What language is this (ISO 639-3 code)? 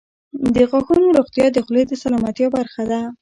pus